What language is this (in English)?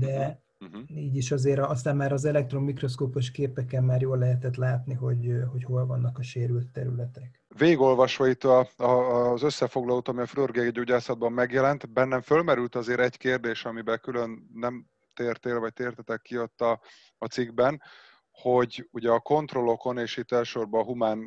Hungarian